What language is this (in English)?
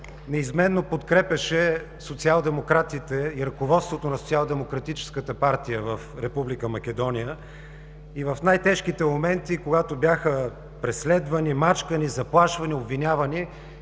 Bulgarian